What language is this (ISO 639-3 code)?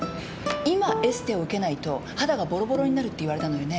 jpn